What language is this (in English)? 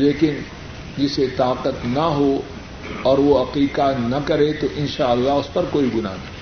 Urdu